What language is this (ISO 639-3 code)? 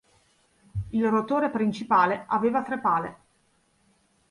ita